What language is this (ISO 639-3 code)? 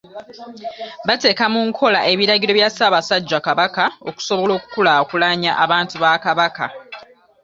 lug